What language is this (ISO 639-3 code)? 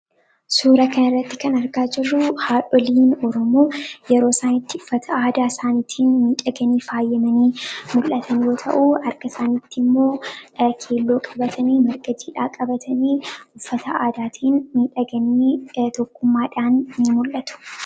orm